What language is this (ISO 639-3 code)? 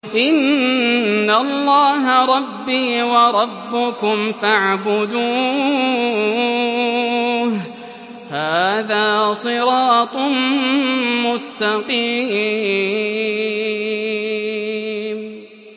ara